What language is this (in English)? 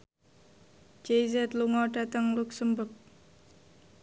Javanese